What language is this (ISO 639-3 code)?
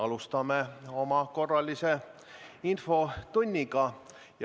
est